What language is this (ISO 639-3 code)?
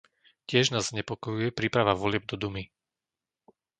slk